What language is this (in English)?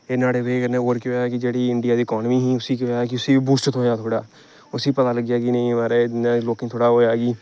Dogri